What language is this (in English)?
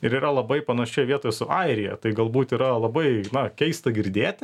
Lithuanian